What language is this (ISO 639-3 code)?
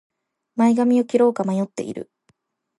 jpn